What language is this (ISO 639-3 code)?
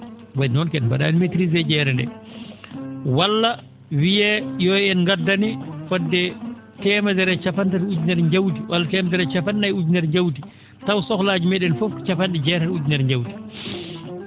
ful